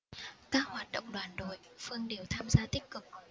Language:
Vietnamese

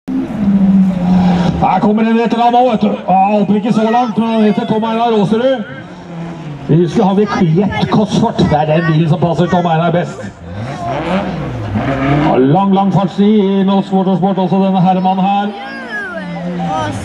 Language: Norwegian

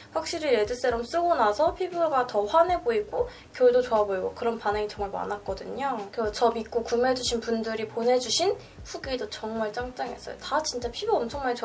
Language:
Korean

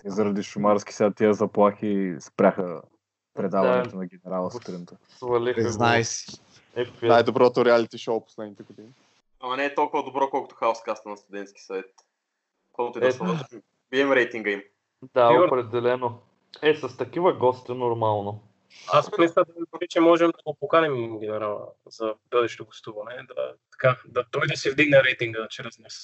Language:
Bulgarian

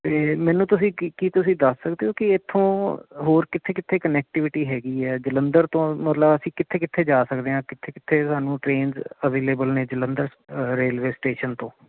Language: Punjabi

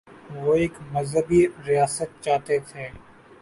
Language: Urdu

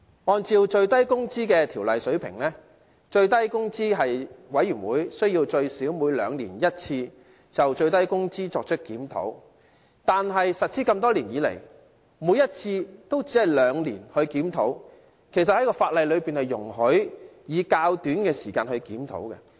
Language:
Cantonese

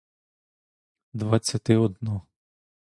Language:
Ukrainian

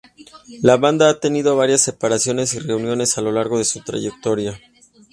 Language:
Spanish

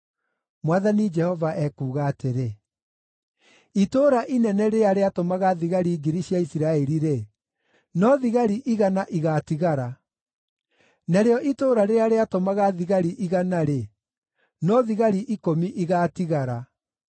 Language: Kikuyu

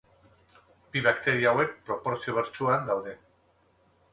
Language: Basque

